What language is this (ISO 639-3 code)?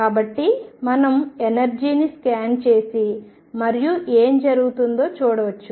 tel